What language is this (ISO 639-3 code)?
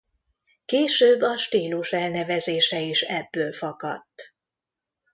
hun